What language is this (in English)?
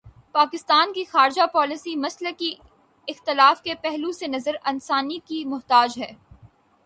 Urdu